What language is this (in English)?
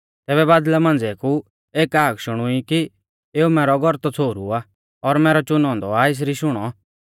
Mahasu Pahari